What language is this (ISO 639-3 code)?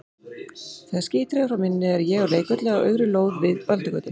isl